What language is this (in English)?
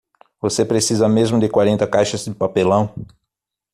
Portuguese